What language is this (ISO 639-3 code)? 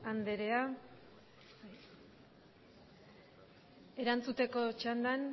eus